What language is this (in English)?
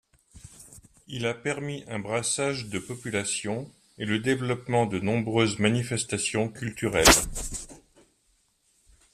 French